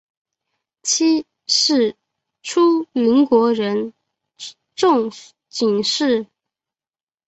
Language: Chinese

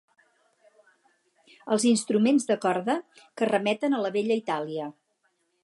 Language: Catalan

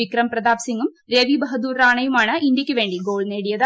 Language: Malayalam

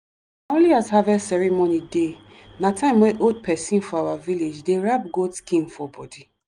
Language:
Nigerian Pidgin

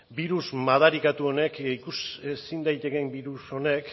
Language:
Basque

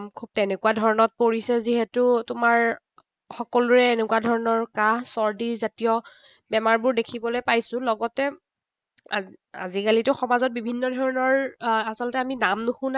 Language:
Assamese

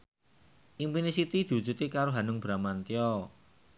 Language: Javanese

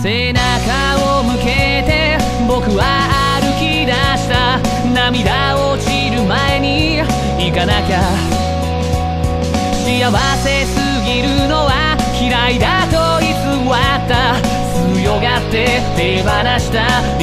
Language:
Korean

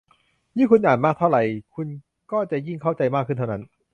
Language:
Thai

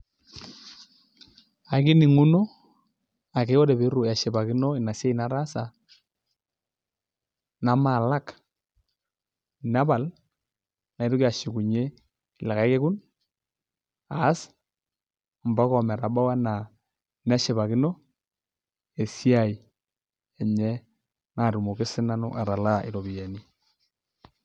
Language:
Masai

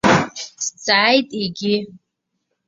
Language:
Abkhazian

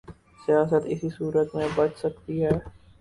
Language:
Urdu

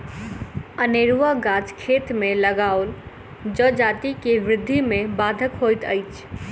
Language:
Maithili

